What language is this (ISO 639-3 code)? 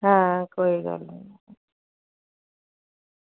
doi